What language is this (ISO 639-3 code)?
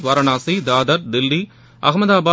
tam